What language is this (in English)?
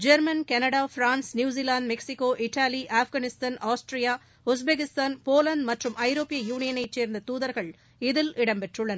Tamil